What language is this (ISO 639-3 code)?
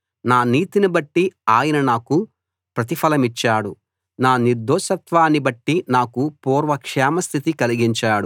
tel